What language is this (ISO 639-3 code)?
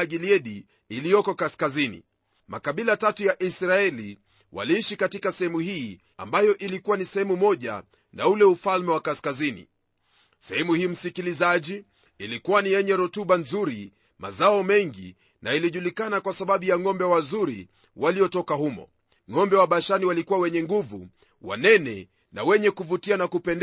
swa